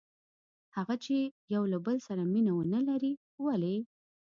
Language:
Pashto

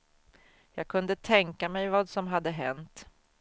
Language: Swedish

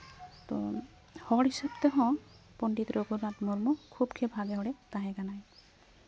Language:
Santali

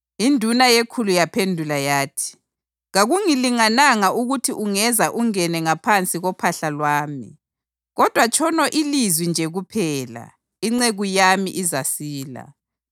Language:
North Ndebele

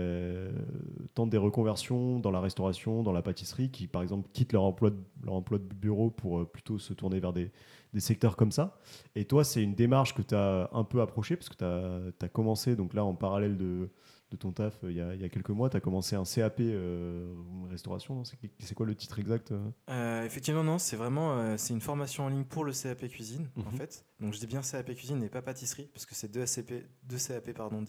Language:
French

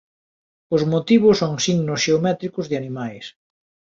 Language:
Galician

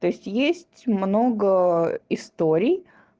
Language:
Russian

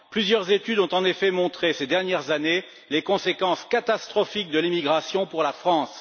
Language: French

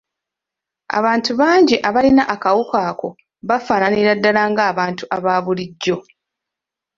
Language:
Ganda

